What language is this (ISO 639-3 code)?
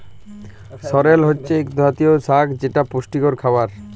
ben